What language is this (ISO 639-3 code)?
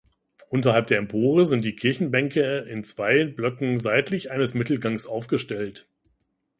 deu